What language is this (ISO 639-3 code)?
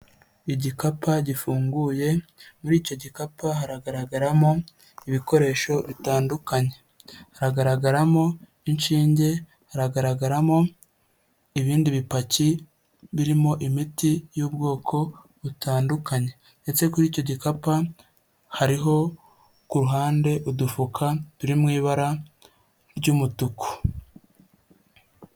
kin